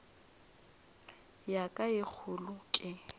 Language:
Northern Sotho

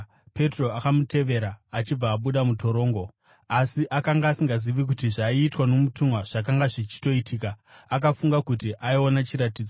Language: Shona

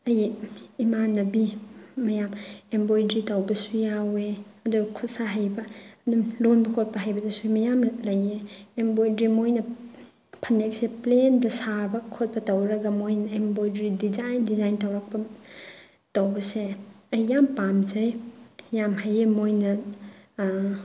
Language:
Manipuri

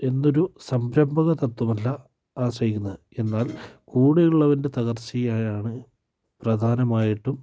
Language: Malayalam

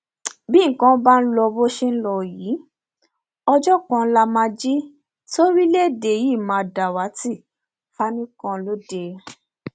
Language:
Yoruba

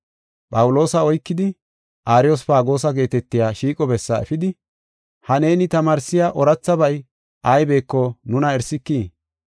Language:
Gofa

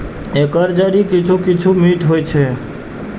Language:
Maithili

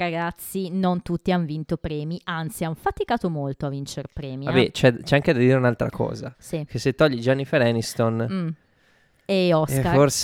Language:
Italian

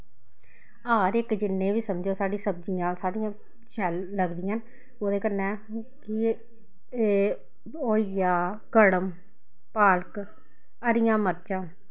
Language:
Dogri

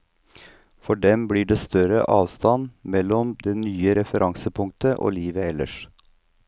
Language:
Norwegian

